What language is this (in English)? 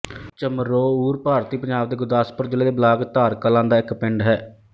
Punjabi